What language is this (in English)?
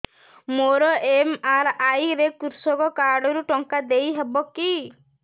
Odia